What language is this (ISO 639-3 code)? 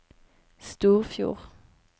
nor